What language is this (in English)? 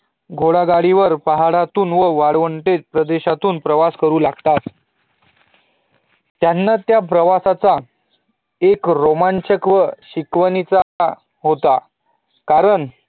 Marathi